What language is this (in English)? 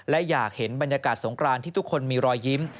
Thai